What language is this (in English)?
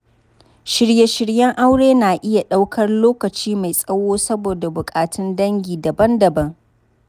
Hausa